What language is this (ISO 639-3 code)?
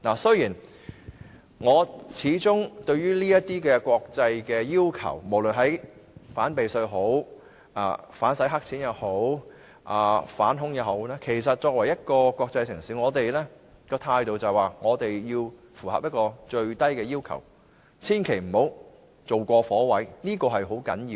yue